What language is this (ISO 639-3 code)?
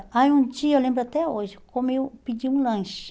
por